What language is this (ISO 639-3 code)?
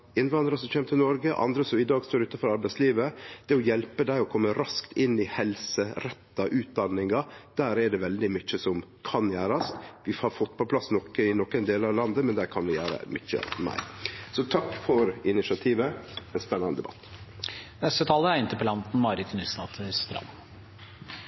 nor